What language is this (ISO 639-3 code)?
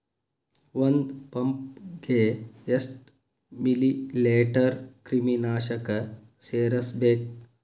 kan